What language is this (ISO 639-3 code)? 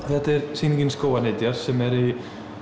isl